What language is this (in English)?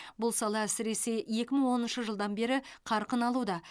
Kazakh